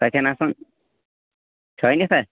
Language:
Kashmiri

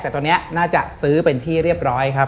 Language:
Thai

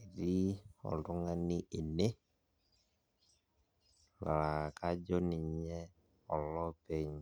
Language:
Masai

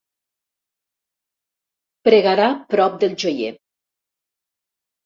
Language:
Catalan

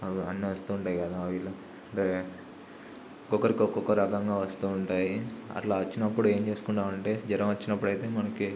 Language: Telugu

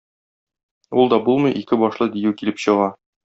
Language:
Tatar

